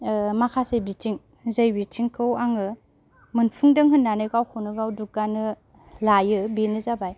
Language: Bodo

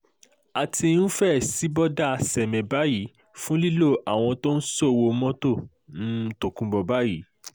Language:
Yoruba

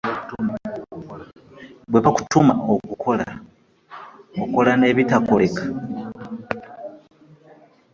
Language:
Ganda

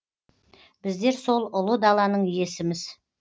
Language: Kazakh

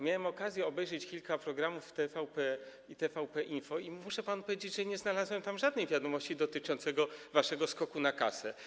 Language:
Polish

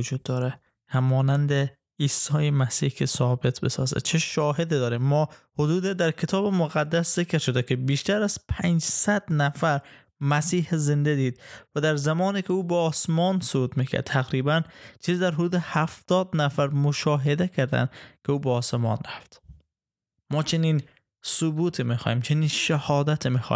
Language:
Persian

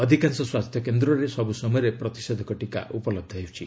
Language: Odia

